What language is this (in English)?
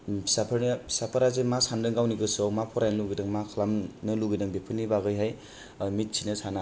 Bodo